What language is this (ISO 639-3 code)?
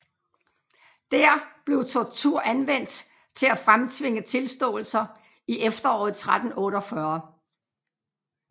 dan